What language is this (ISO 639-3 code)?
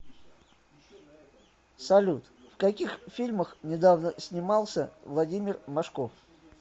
rus